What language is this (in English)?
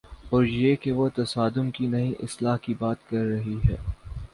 Urdu